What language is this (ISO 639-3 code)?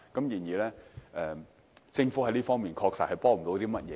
yue